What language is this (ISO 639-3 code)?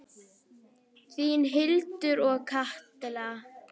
isl